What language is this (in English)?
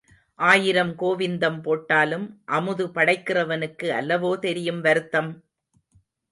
Tamil